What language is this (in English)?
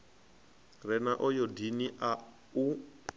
Venda